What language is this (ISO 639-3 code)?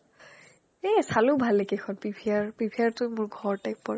asm